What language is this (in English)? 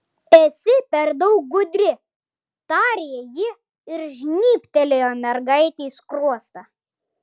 Lithuanian